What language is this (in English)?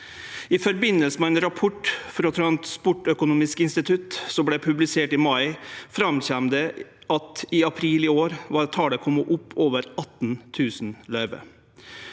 Norwegian